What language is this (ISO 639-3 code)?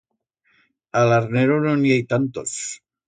arg